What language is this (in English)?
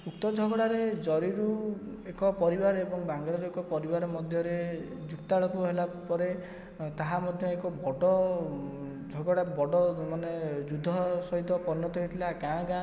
Odia